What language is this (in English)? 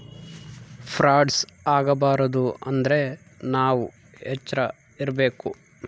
Kannada